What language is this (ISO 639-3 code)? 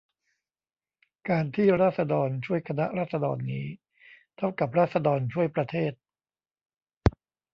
tha